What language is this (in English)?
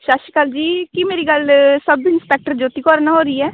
Punjabi